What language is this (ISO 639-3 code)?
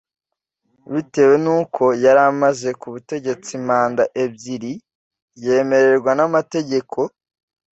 kin